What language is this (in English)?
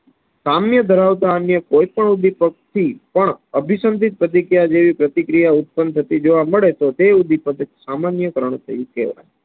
Gujarati